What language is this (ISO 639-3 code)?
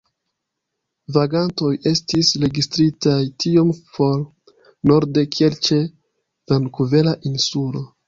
epo